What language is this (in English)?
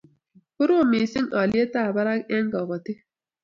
Kalenjin